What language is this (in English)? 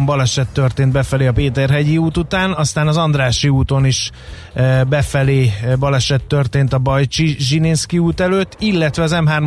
Hungarian